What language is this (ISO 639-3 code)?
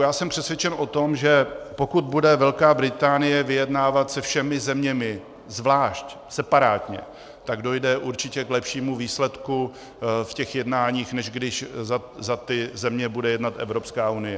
ces